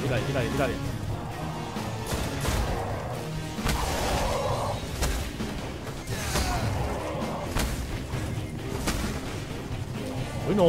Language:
Spanish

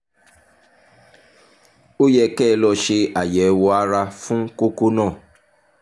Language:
Yoruba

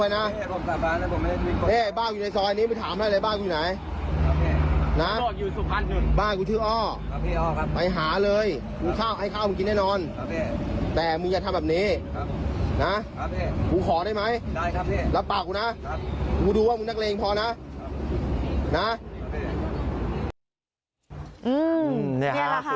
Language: Thai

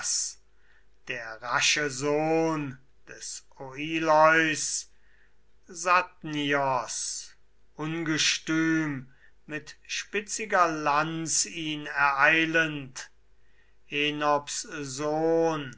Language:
German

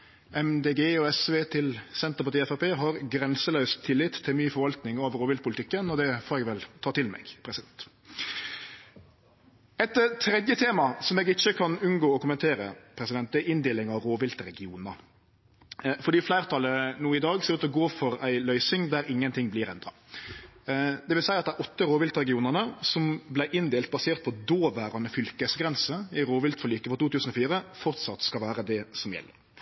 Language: Norwegian Nynorsk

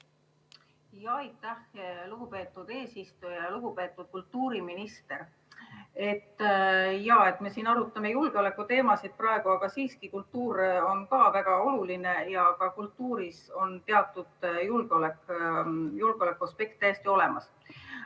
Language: Estonian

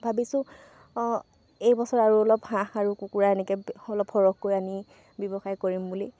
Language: Assamese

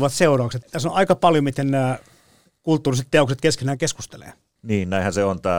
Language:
Finnish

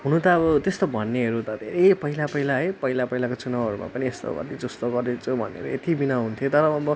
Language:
Nepali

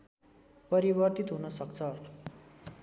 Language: Nepali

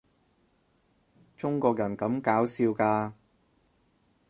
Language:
Cantonese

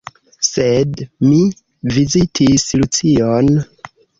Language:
Esperanto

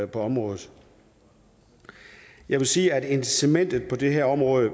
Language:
Danish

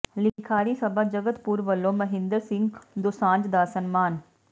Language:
Punjabi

